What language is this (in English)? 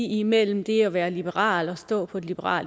Danish